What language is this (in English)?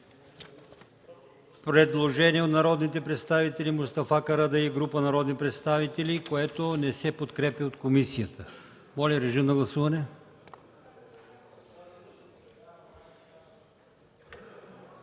Bulgarian